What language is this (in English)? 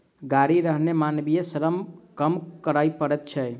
Maithili